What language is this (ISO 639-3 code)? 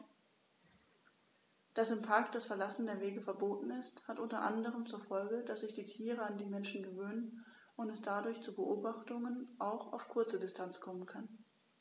deu